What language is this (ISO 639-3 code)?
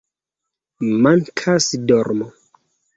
epo